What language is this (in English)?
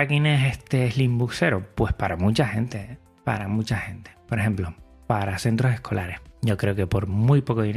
Spanish